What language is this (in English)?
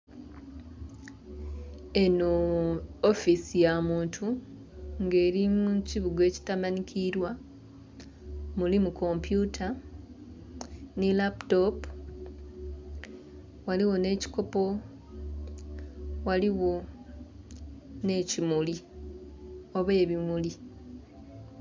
Soga